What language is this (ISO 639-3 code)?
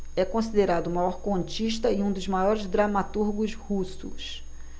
por